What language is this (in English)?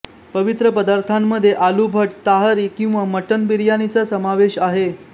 Marathi